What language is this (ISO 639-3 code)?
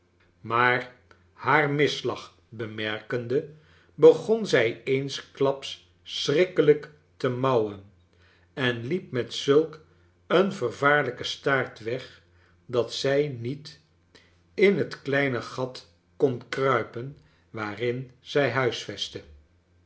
nld